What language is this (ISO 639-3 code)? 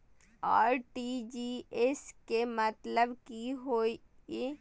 mai